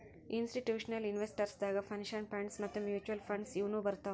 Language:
Kannada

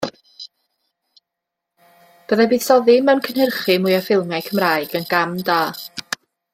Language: Welsh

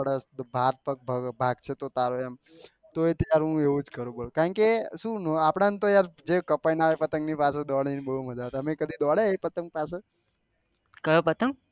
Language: Gujarati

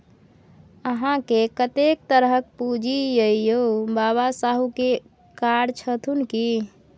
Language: Maithili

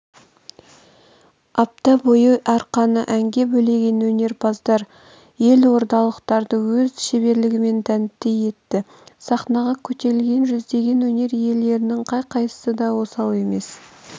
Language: Kazakh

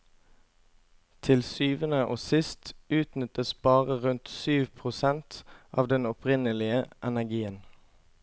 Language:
Norwegian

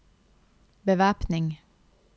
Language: Norwegian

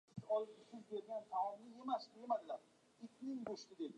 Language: Uzbek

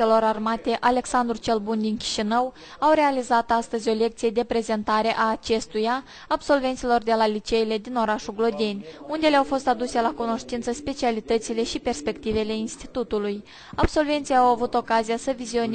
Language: Romanian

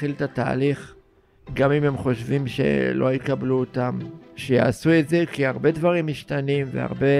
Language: Hebrew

